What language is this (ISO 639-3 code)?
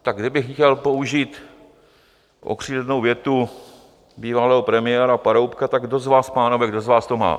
ces